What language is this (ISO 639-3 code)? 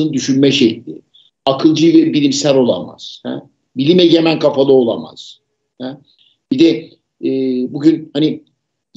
tur